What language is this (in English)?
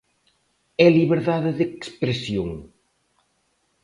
Galician